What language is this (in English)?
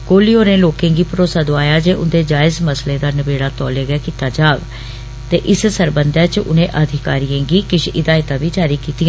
Dogri